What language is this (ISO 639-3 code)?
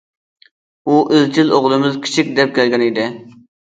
uig